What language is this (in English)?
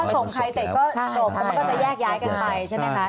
Thai